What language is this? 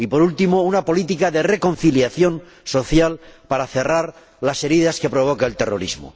Spanish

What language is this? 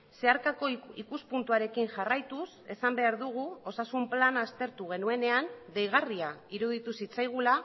Basque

